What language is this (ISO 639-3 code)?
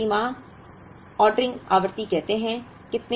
hin